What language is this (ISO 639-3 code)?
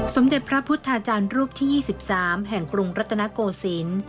tha